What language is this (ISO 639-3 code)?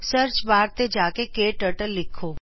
pan